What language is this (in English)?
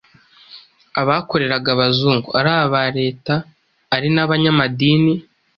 Kinyarwanda